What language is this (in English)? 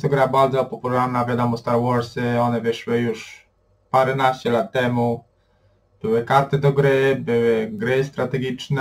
Polish